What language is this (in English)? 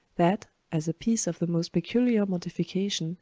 English